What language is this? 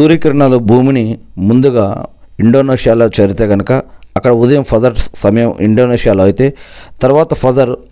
Telugu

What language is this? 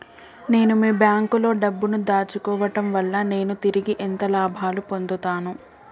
Telugu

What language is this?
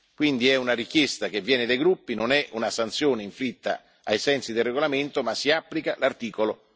Italian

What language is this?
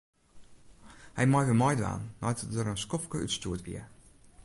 Western Frisian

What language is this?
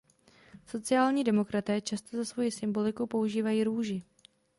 Czech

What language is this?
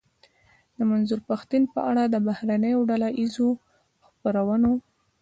Pashto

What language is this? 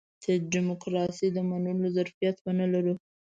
Pashto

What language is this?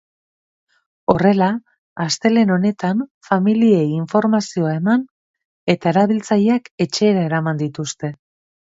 Basque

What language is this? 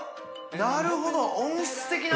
Japanese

